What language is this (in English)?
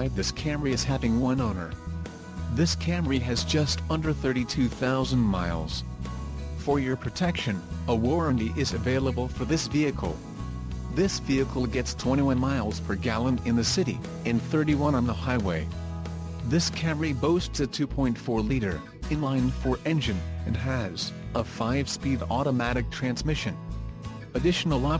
English